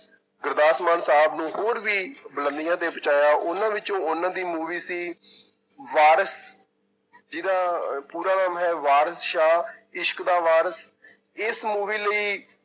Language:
Punjabi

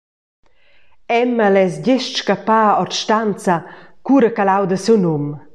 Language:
Romansh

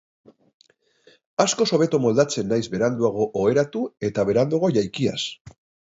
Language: Basque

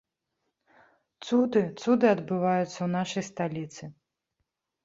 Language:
Belarusian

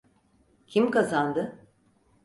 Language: Turkish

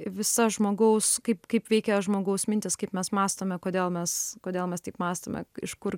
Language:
Lithuanian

